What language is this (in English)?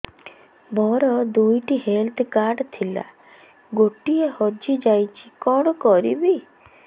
Odia